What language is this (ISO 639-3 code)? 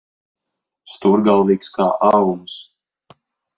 lav